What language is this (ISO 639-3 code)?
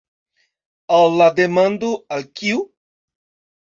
epo